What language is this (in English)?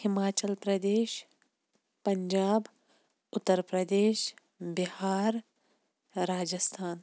Kashmiri